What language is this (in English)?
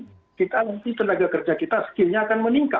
Indonesian